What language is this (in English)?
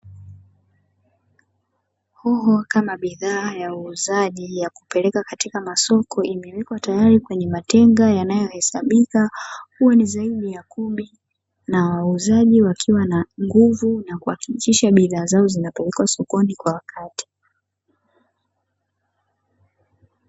Swahili